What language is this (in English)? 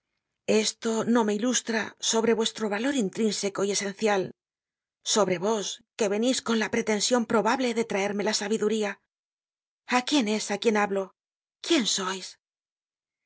Spanish